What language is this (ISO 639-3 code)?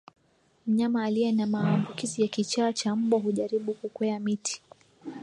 swa